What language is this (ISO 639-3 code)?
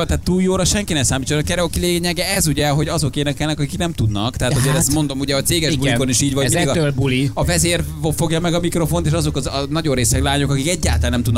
hun